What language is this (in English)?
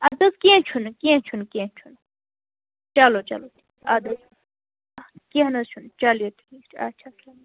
Kashmiri